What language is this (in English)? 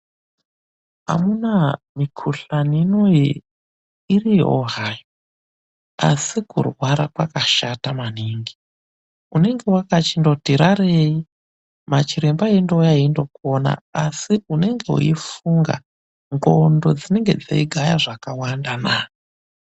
Ndau